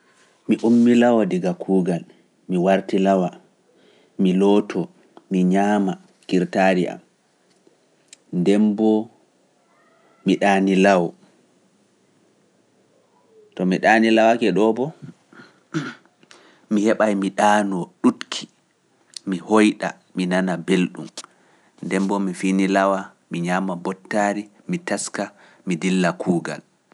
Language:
Pular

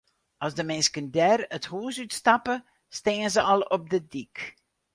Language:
Western Frisian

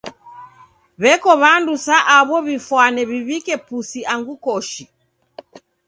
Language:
Taita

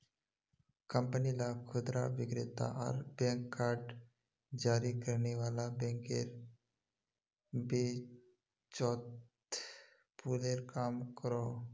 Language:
Magahi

